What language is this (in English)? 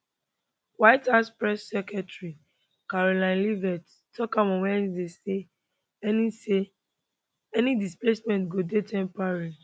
Nigerian Pidgin